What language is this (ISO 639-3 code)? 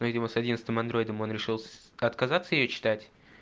rus